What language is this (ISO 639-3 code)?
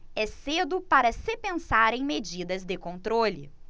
por